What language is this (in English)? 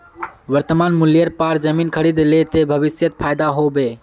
Magahi